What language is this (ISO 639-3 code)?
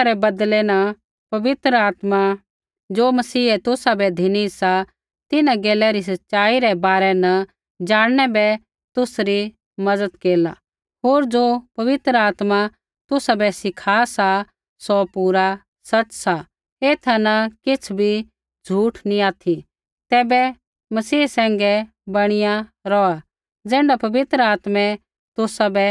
kfx